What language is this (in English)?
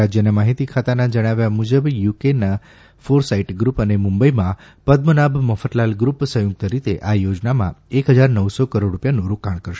Gujarati